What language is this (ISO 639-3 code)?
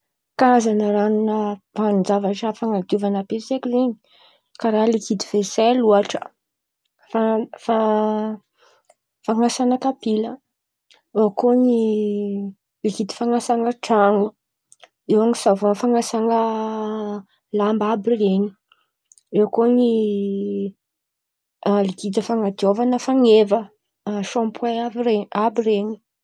xmv